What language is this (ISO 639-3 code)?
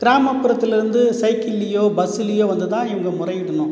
tam